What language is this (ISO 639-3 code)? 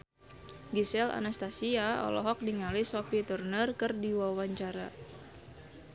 sun